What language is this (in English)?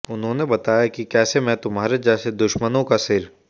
Hindi